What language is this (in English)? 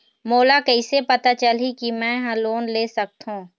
Chhattisgarhi